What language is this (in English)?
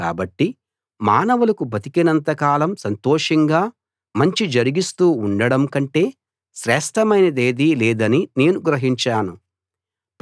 Telugu